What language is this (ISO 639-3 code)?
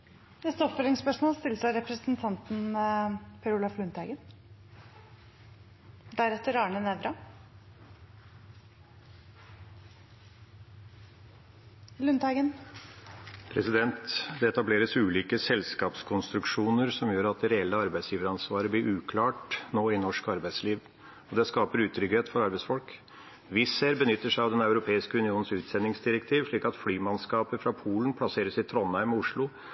nor